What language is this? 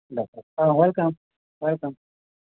Bodo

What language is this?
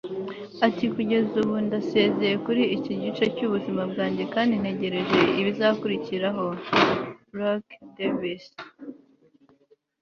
Kinyarwanda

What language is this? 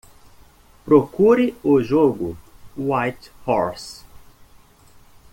Portuguese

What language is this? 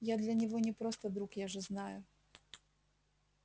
Russian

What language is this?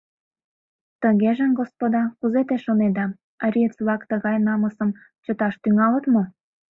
Mari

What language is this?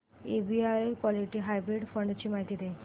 Marathi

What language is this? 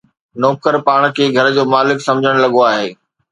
Sindhi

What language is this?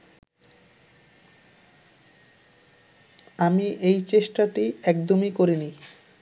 Bangla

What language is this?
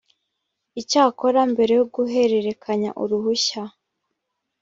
Kinyarwanda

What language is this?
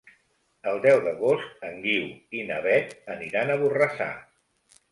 Catalan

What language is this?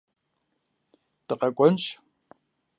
Kabardian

